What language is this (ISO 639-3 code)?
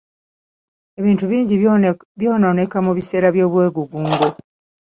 lug